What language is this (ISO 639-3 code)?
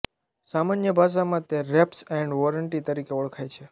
guj